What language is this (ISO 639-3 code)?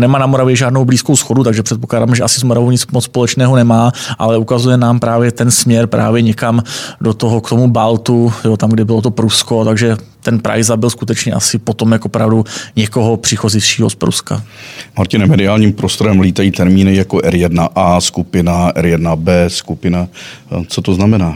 ces